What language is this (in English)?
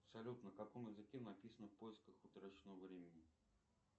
Russian